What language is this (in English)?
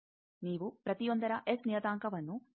Kannada